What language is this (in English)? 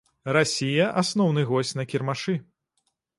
Belarusian